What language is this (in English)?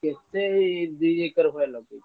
Odia